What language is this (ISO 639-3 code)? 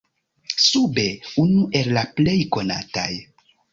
epo